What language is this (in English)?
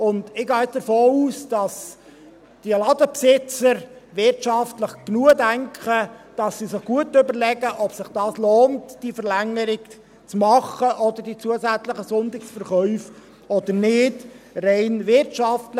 Swiss German